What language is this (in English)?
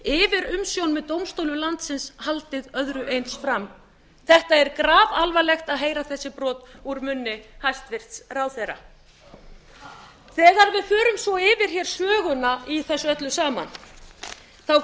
Icelandic